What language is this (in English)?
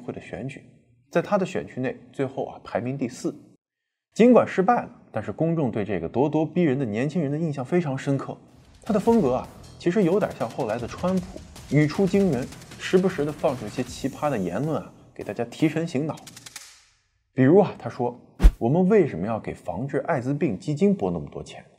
Chinese